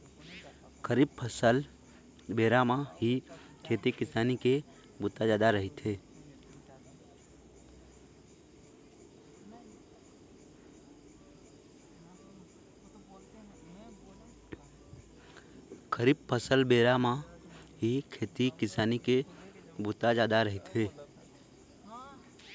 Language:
Chhattisgarhi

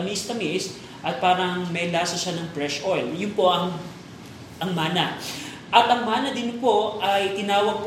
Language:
Filipino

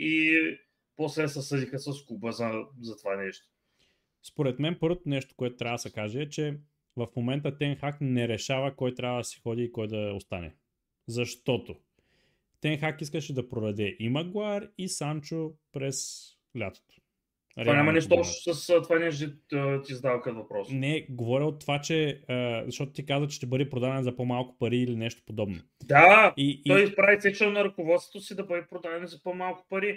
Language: Bulgarian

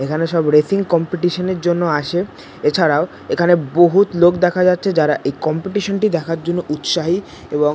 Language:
Bangla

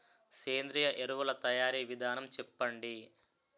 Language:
Telugu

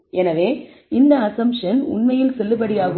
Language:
Tamil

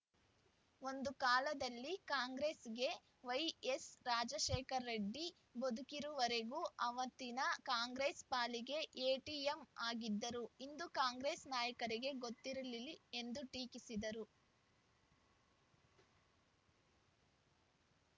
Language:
Kannada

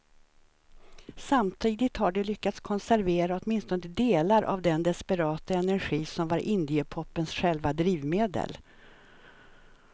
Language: Swedish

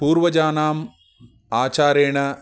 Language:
Sanskrit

